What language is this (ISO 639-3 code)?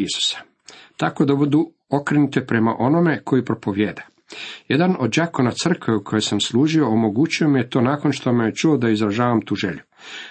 hrv